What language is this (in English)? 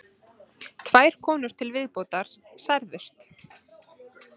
Icelandic